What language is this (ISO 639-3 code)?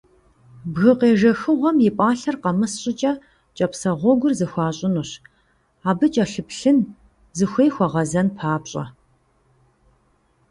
kbd